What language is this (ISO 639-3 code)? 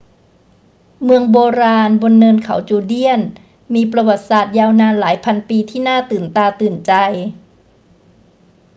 tha